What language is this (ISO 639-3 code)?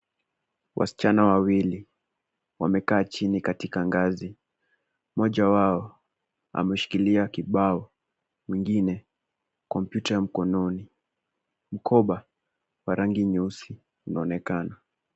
swa